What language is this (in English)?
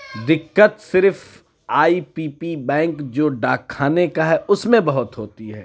Urdu